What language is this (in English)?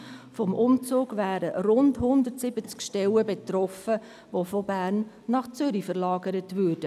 Swiss German